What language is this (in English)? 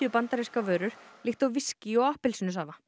Icelandic